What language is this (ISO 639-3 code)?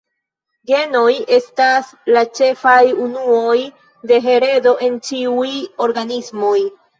epo